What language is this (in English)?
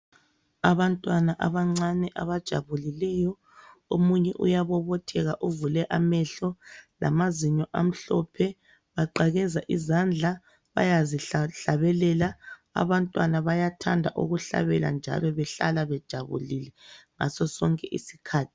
North Ndebele